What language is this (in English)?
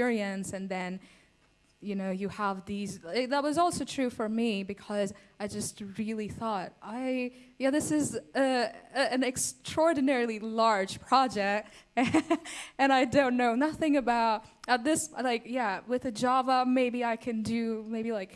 English